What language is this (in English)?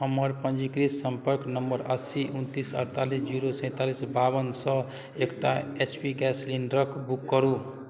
Maithili